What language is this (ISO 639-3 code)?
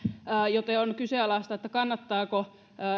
fin